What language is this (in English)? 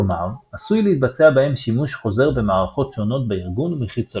Hebrew